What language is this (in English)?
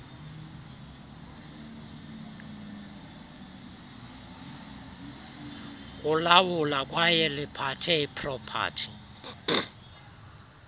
Xhosa